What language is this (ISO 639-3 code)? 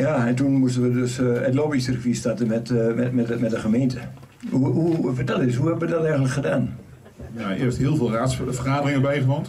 nld